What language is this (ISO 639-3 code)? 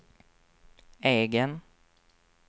swe